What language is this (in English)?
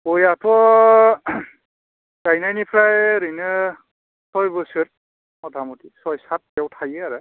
Bodo